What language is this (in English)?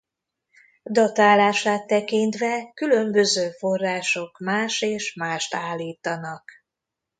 Hungarian